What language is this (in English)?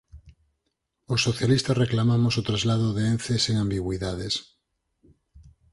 Galician